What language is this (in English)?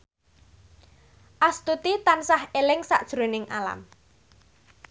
Javanese